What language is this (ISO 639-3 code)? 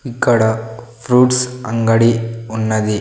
tel